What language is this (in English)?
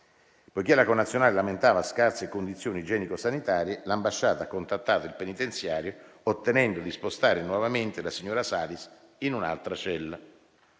Italian